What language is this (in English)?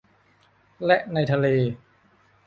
Thai